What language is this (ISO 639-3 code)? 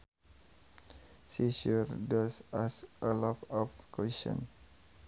sun